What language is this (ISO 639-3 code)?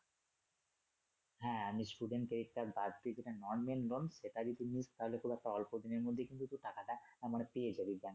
ben